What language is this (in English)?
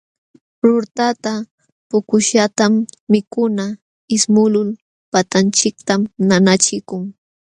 Jauja Wanca Quechua